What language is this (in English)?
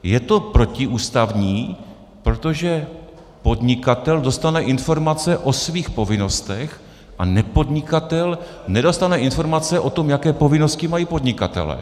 Czech